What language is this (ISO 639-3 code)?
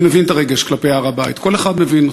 heb